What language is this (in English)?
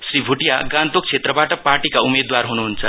Nepali